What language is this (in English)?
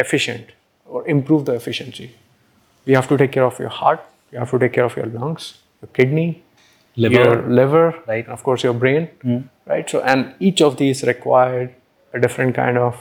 English